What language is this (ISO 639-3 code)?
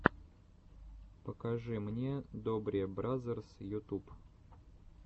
rus